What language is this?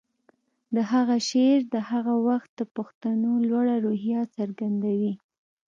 Pashto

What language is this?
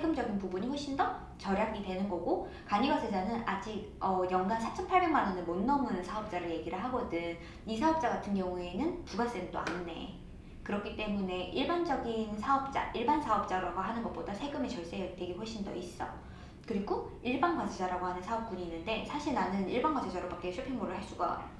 Korean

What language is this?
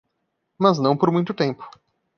Portuguese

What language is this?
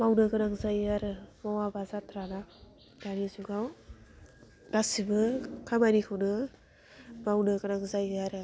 Bodo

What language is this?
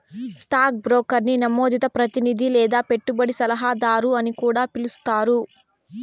Telugu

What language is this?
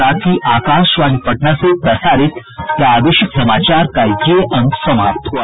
Hindi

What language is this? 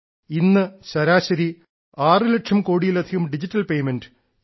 Malayalam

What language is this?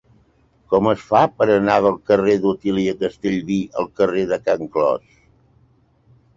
Catalan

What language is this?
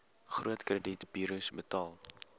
Afrikaans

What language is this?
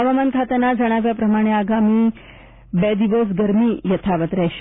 Gujarati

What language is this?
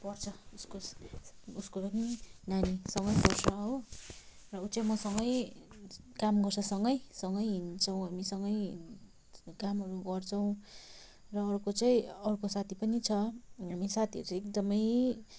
Nepali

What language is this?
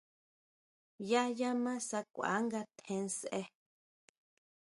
Huautla Mazatec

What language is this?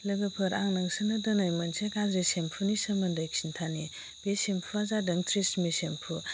Bodo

